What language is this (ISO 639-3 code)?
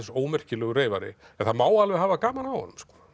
isl